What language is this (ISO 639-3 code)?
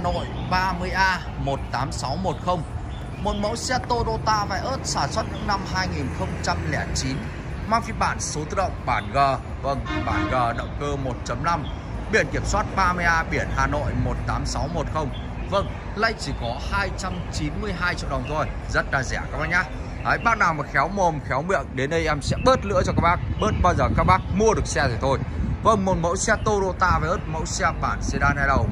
vie